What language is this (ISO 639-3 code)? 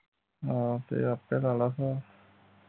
pan